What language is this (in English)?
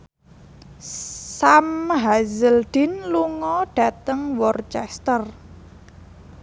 Javanese